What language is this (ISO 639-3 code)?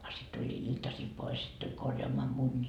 fin